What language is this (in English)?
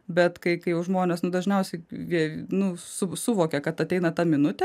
Lithuanian